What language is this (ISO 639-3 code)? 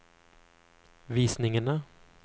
nor